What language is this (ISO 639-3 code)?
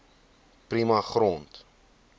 afr